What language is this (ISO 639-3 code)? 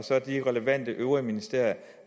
dan